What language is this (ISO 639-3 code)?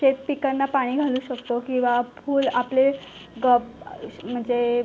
mar